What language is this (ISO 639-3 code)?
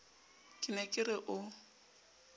sot